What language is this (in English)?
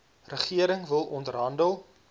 Afrikaans